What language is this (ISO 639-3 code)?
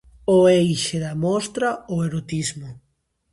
glg